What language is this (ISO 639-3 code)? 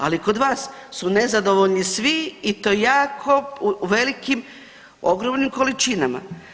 hrv